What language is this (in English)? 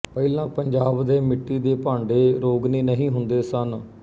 Punjabi